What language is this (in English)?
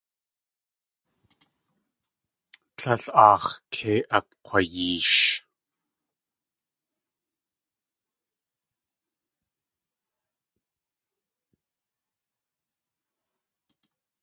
Tlingit